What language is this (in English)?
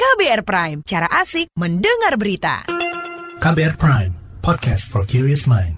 Indonesian